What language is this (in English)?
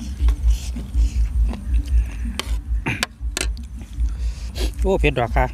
Thai